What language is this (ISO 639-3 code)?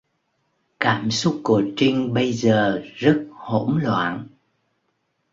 vie